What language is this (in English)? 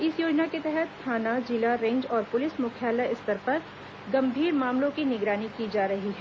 Hindi